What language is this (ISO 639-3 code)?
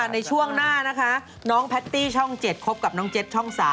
tha